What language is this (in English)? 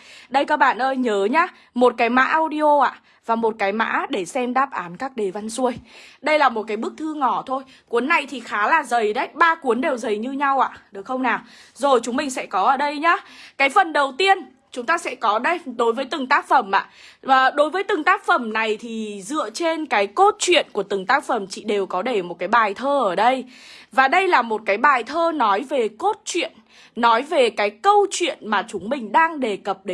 Vietnamese